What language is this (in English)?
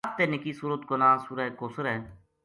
Gujari